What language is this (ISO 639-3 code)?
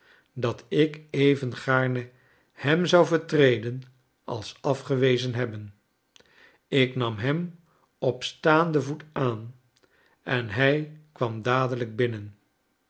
nld